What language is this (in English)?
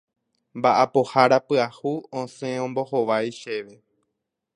Guarani